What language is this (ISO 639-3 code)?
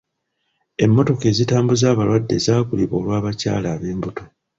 lug